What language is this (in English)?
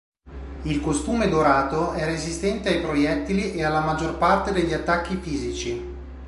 Italian